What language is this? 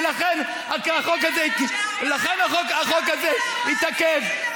Hebrew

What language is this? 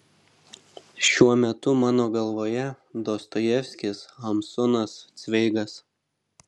Lithuanian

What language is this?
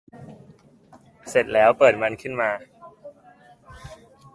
Thai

